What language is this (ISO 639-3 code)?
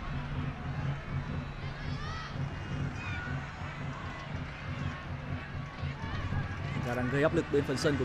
vie